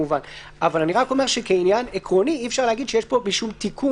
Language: Hebrew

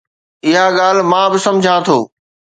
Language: Sindhi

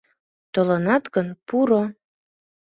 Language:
Mari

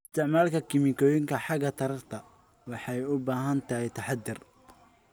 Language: Somali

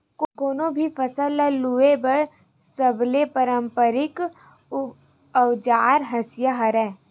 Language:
Chhattisgarhi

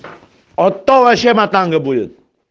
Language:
Russian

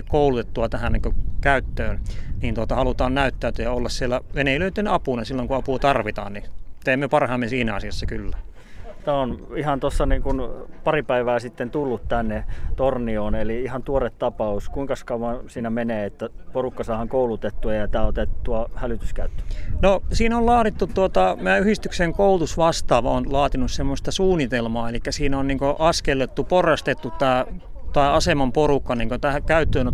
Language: Finnish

